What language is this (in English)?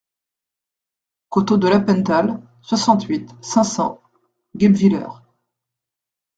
French